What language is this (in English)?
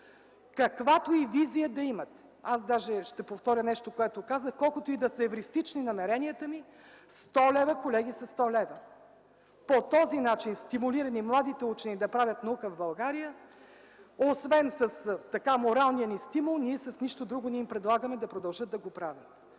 Bulgarian